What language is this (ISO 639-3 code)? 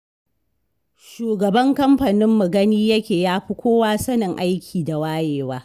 hau